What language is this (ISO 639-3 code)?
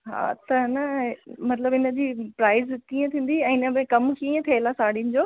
snd